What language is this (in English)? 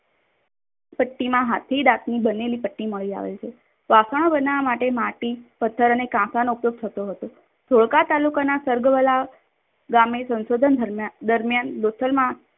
Gujarati